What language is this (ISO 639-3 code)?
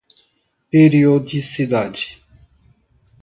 por